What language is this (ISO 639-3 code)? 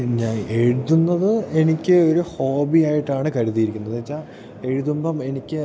mal